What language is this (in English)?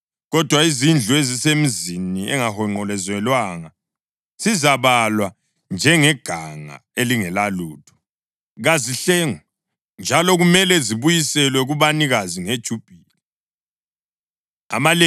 North Ndebele